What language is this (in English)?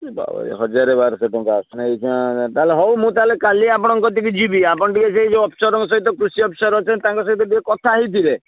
Odia